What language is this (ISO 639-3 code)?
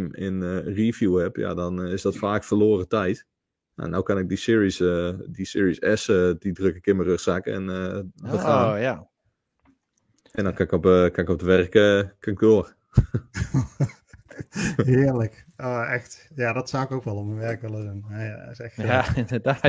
nld